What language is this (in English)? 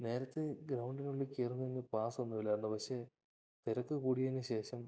Malayalam